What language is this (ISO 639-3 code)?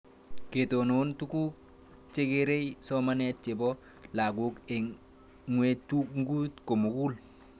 kln